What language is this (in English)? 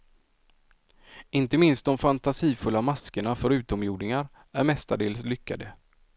Swedish